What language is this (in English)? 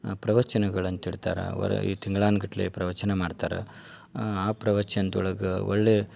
Kannada